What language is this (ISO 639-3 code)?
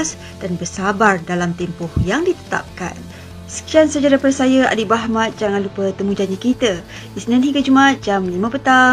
msa